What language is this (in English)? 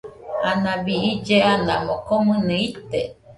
Nüpode Huitoto